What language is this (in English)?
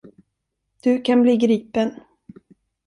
Swedish